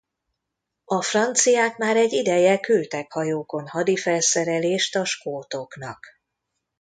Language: Hungarian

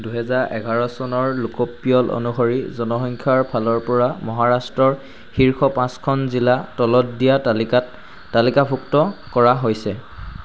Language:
Assamese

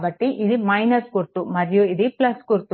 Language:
Telugu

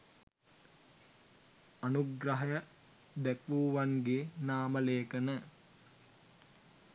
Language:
Sinhala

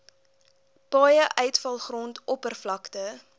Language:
Afrikaans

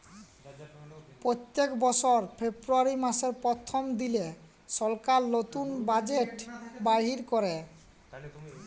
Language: Bangla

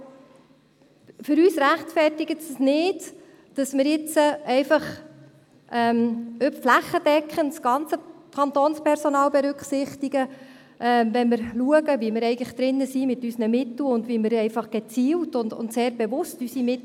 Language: Swiss German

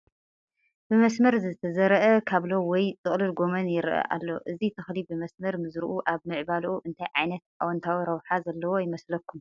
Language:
Tigrinya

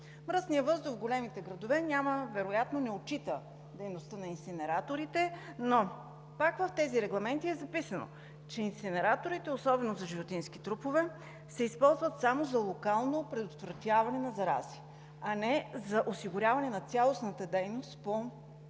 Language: Bulgarian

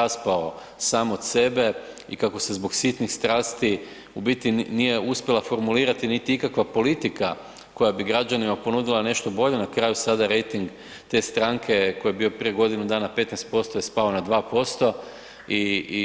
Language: Croatian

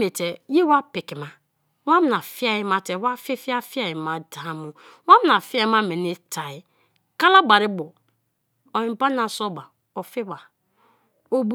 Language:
Kalabari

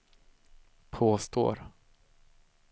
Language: Swedish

